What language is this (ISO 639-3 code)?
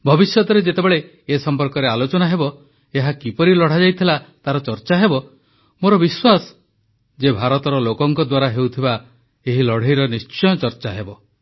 ori